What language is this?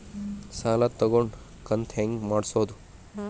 Kannada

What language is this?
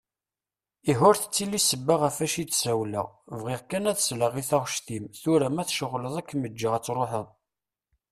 Kabyle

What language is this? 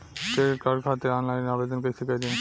Bhojpuri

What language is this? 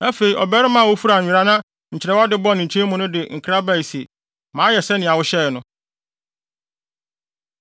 Akan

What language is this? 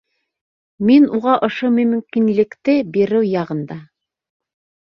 Bashkir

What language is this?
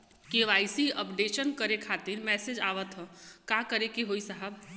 Bhojpuri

